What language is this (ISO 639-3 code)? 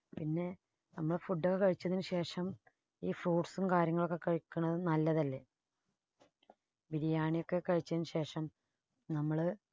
mal